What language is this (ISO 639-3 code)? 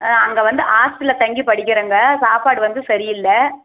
tam